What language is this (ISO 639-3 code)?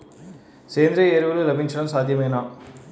tel